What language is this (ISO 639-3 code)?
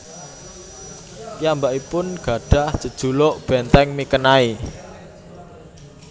jav